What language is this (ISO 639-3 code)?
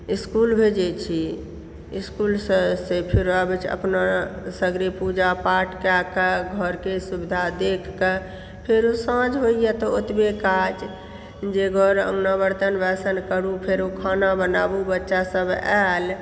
mai